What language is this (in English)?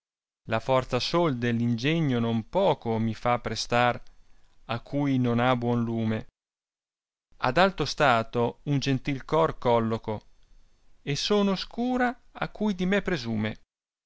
Italian